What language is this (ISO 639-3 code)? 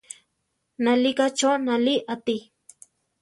tar